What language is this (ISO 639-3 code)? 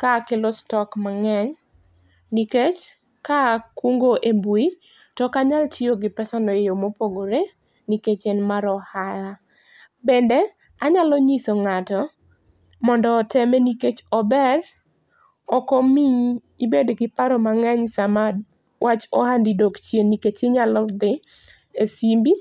luo